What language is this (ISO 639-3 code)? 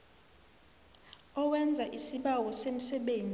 nbl